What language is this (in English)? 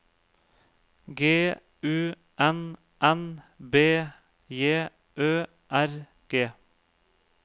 Norwegian